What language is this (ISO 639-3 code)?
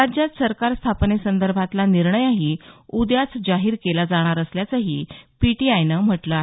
mar